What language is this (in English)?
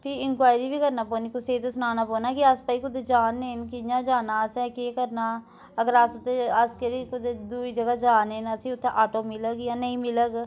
Dogri